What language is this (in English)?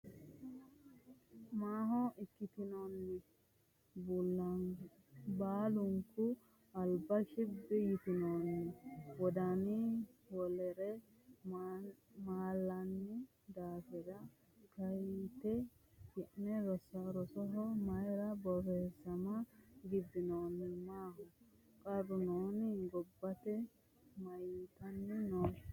Sidamo